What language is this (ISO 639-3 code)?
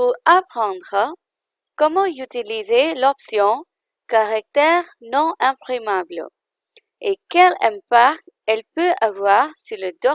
fra